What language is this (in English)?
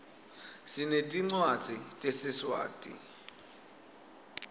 Swati